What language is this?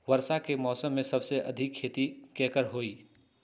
Magahi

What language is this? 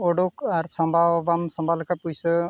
Santali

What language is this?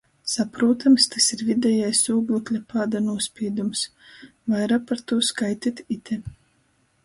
Latgalian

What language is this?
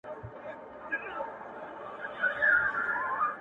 Pashto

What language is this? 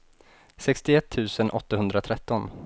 Swedish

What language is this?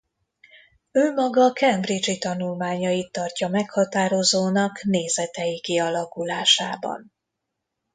Hungarian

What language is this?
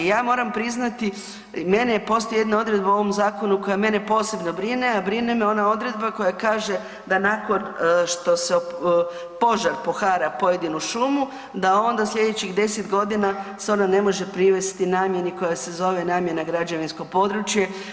Croatian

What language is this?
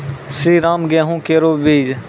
Maithili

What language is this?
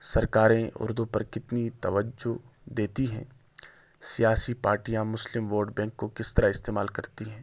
Urdu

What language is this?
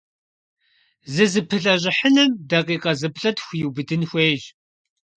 Kabardian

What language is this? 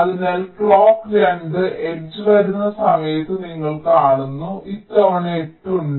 Malayalam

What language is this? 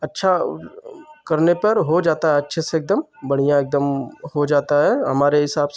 Hindi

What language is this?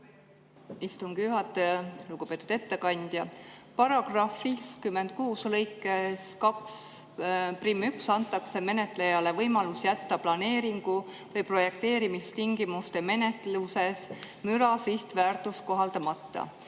Estonian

